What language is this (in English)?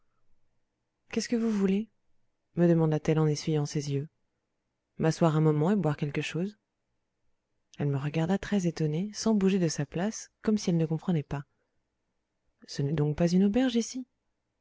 French